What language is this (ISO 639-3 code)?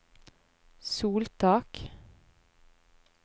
nor